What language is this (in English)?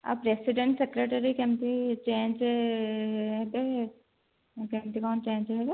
Odia